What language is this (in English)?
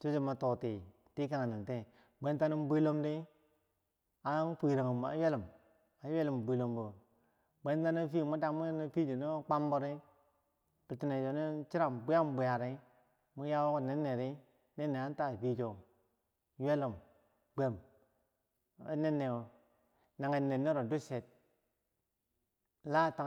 Bangwinji